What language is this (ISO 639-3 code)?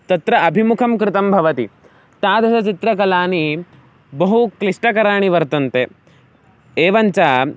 san